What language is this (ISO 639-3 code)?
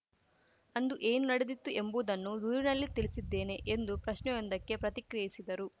kan